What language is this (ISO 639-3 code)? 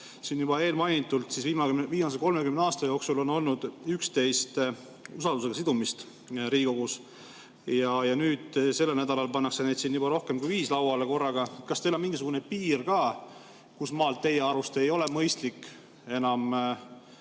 est